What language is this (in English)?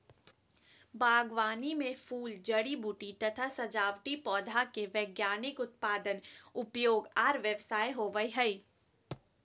Magahi